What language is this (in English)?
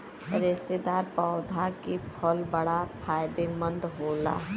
Bhojpuri